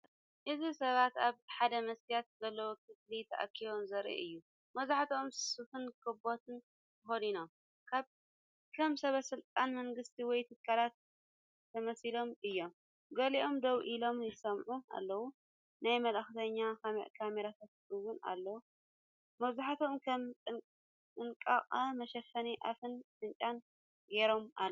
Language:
Tigrinya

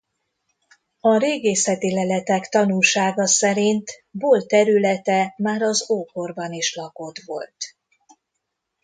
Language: Hungarian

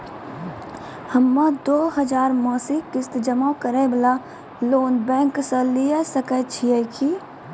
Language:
Maithili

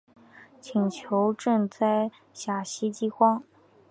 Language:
Chinese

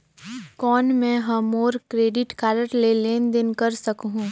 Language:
Chhattisgarhi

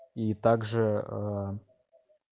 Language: Russian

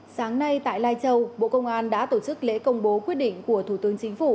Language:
Vietnamese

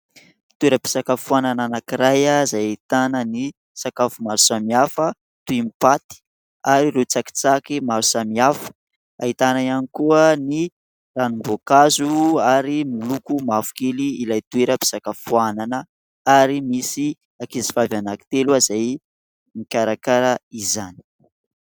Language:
Malagasy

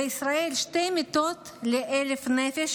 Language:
Hebrew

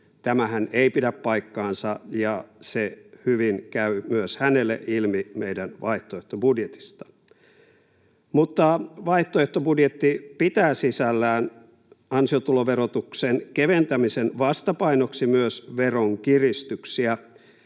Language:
Finnish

